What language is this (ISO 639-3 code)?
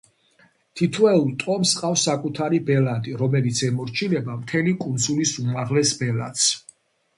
kat